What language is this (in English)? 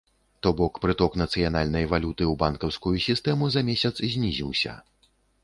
Belarusian